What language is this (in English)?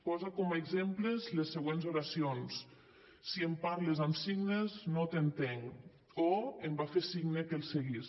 Catalan